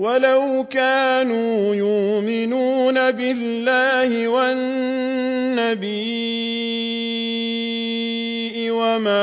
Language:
Arabic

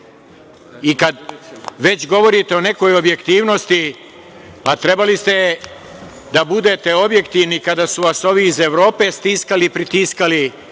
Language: Serbian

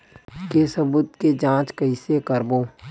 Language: Chhattisgarhi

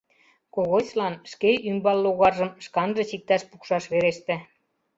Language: Mari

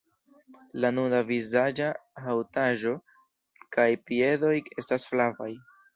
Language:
Esperanto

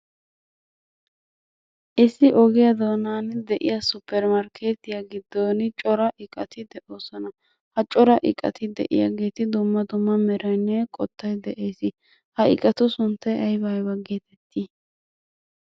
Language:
Wolaytta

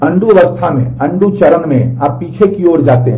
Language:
Hindi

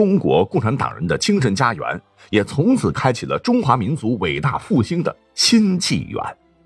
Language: Chinese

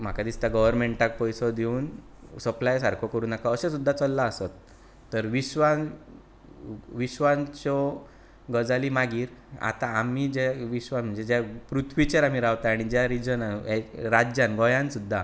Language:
Konkani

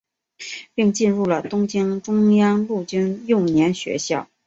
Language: Chinese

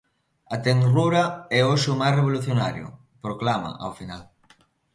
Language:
Galician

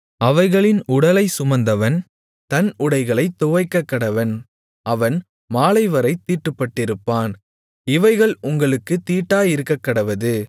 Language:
Tamil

